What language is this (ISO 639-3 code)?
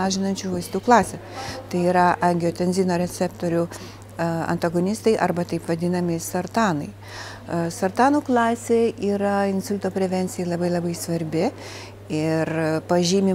lit